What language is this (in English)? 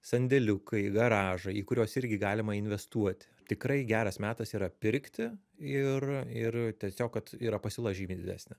Lithuanian